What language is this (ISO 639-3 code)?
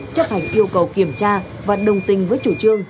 vie